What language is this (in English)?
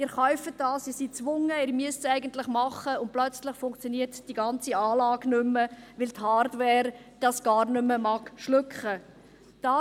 Swiss German